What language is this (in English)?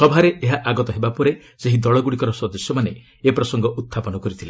Odia